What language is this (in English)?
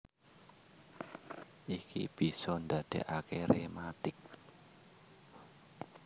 Javanese